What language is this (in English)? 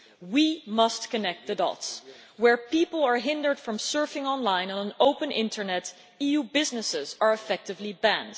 English